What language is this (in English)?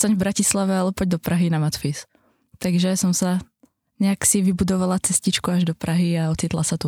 Czech